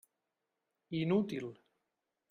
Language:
Catalan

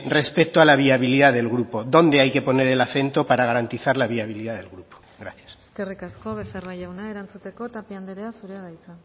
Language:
Spanish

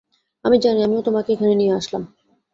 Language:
Bangla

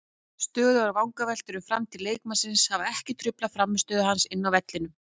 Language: Icelandic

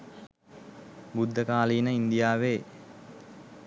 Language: Sinhala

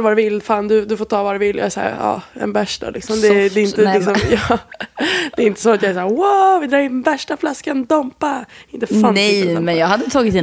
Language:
Swedish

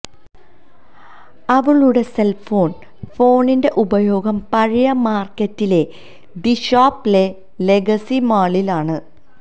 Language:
Malayalam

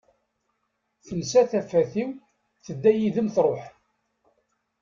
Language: Kabyle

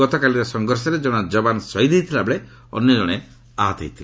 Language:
Odia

